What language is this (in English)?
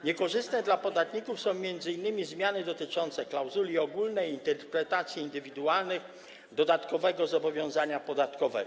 Polish